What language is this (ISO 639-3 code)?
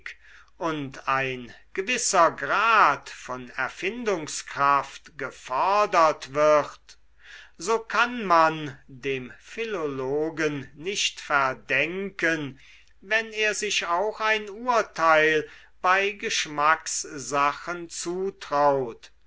deu